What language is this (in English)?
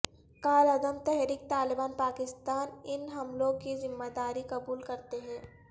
Urdu